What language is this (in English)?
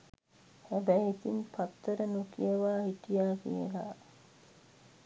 Sinhala